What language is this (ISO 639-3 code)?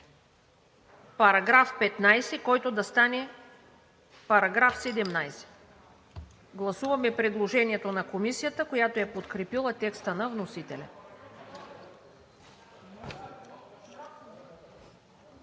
bul